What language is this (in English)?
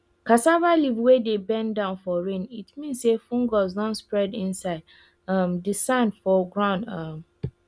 Nigerian Pidgin